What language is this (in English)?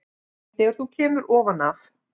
Icelandic